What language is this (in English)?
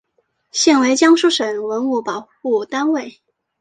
Chinese